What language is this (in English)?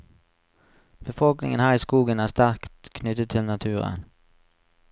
Norwegian